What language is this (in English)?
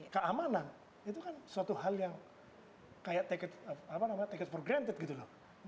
Indonesian